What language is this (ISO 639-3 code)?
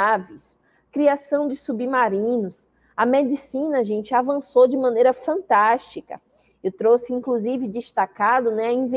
por